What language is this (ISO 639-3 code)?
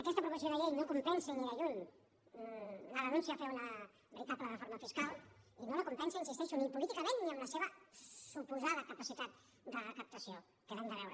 cat